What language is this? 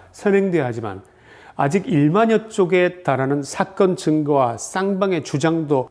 Korean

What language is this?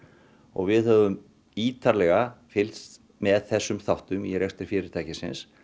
Icelandic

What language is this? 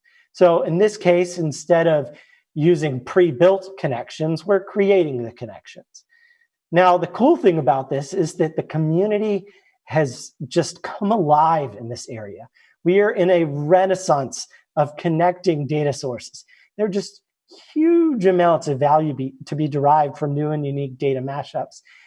English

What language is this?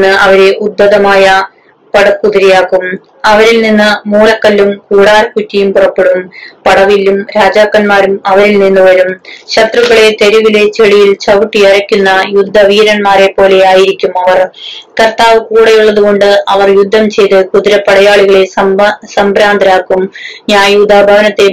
Malayalam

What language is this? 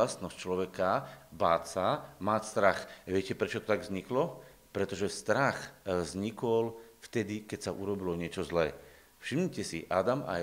Slovak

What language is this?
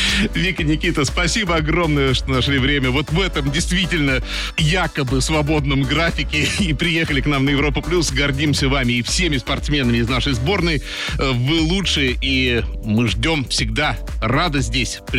Russian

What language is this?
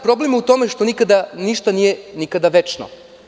Serbian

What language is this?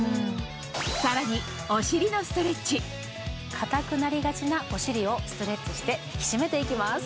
Japanese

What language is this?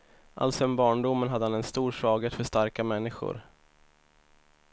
Swedish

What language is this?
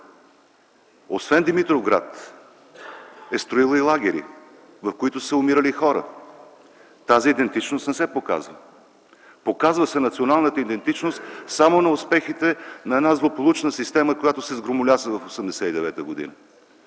Bulgarian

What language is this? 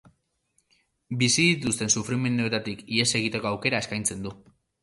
Basque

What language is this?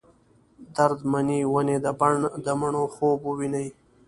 Pashto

